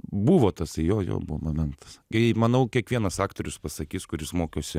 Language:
Lithuanian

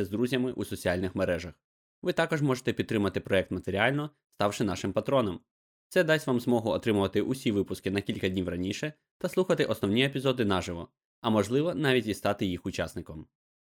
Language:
Ukrainian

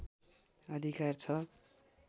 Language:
Nepali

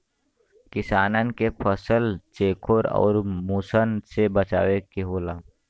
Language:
Bhojpuri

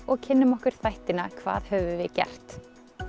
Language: Icelandic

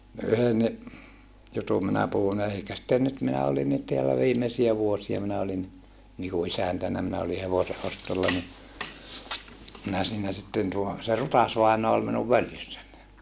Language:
Finnish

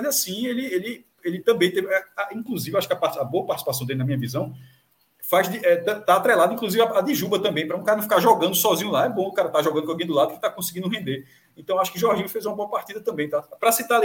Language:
Portuguese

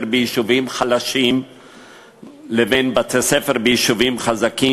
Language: Hebrew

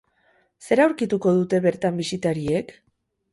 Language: Basque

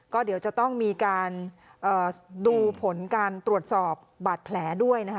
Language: Thai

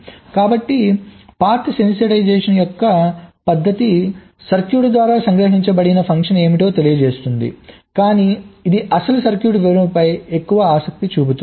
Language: Telugu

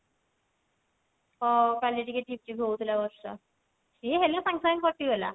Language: Odia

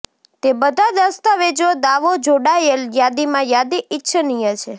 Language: Gujarati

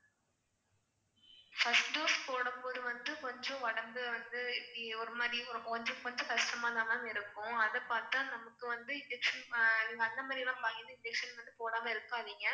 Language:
Tamil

